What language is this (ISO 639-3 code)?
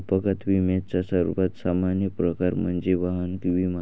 mar